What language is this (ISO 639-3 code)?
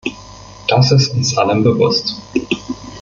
deu